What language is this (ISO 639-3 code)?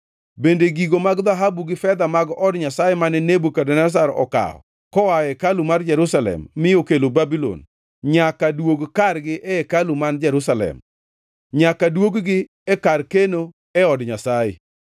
luo